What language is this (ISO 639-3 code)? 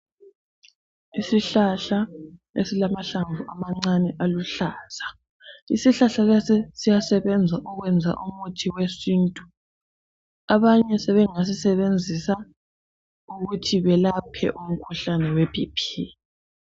nde